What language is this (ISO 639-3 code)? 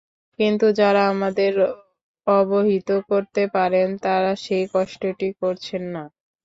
ben